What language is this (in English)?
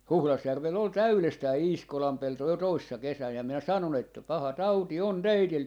Finnish